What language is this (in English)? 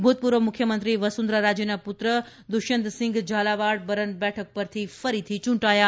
Gujarati